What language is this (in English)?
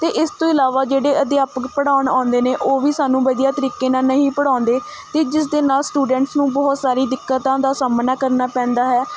Punjabi